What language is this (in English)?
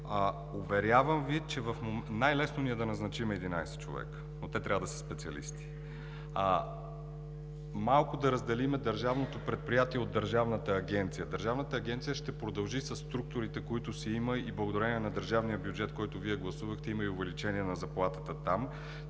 Bulgarian